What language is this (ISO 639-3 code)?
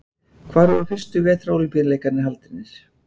isl